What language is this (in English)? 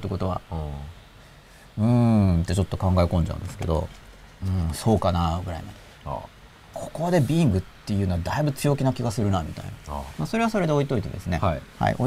Japanese